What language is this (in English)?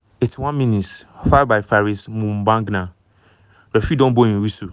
Nigerian Pidgin